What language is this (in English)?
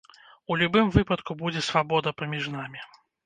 Belarusian